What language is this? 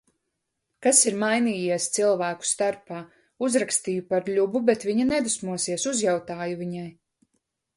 Latvian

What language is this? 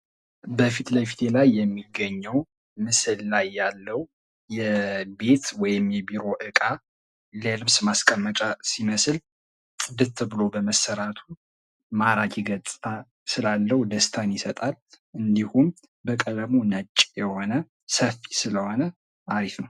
Amharic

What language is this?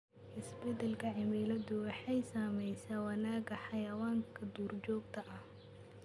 Somali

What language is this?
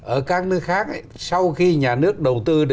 Vietnamese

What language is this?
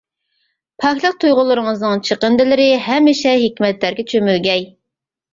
Uyghur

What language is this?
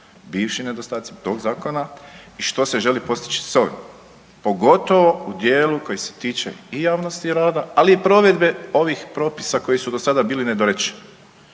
Croatian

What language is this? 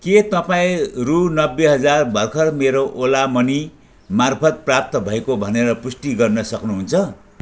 Nepali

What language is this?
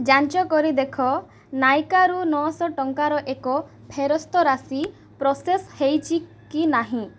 Odia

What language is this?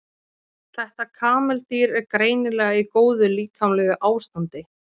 Icelandic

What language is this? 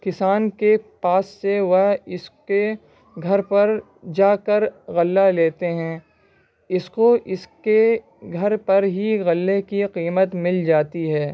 Urdu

